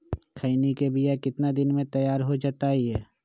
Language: Magahi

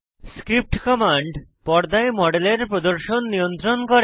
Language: Bangla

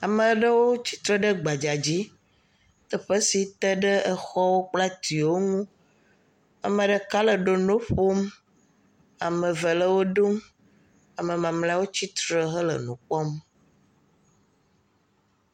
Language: Ewe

